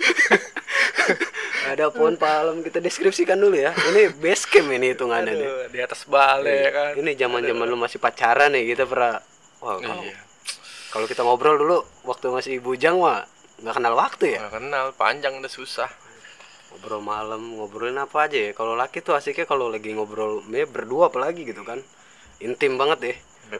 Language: Indonesian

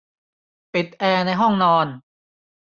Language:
Thai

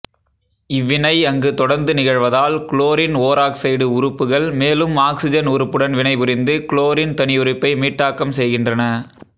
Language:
Tamil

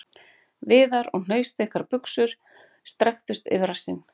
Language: Icelandic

